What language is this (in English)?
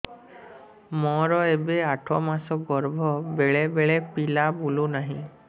Odia